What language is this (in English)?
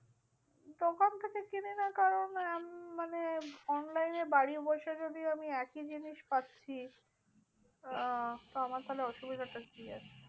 Bangla